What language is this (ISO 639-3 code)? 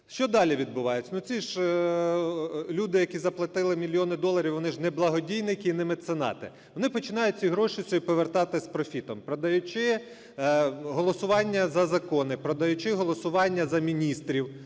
ukr